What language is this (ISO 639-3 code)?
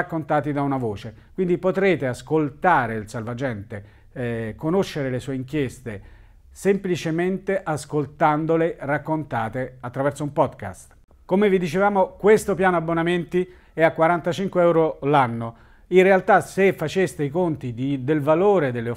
ita